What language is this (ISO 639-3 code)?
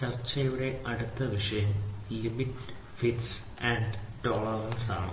mal